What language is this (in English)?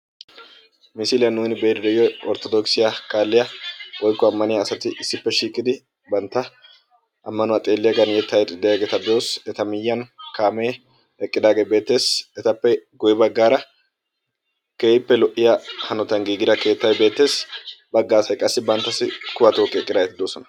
Wolaytta